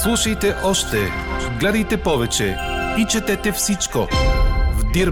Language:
Bulgarian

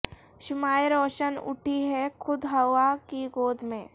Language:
Urdu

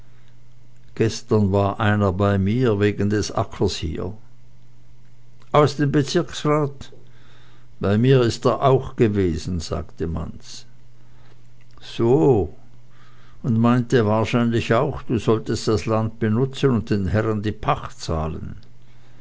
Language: German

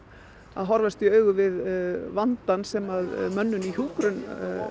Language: Icelandic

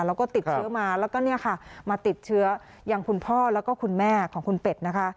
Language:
Thai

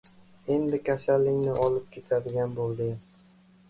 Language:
Uzbek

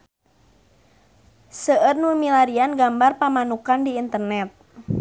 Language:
Sundanese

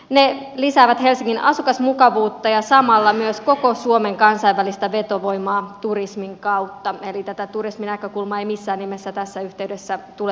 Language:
Finnish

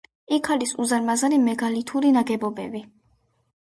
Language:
Georgian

